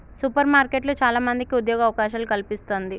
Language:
Telugu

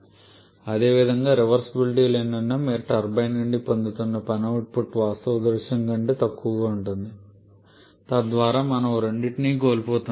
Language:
Telugu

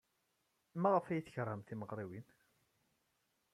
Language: Kabyle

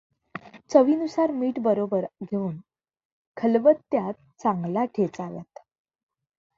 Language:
Marathi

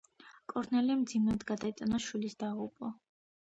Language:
Georgian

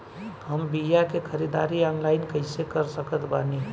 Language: Bhojpuri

